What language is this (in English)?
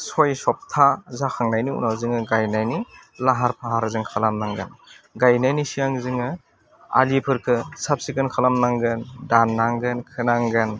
Bodo